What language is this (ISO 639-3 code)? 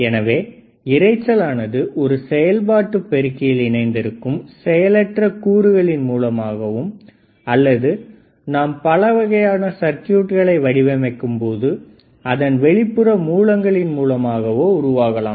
tam